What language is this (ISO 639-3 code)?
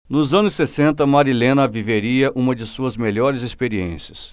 por